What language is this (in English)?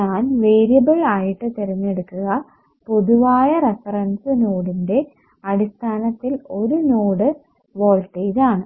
Malayalam